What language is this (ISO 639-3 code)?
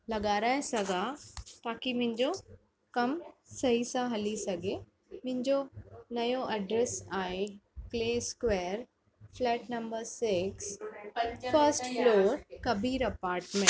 snd